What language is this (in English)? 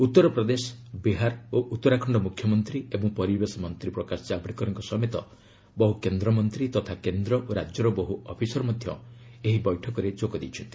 Odia